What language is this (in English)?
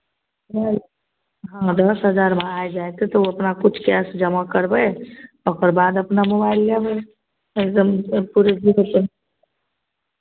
Maithili